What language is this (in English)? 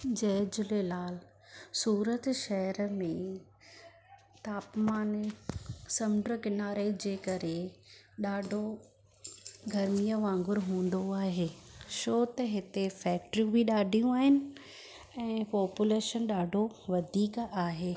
Sindhi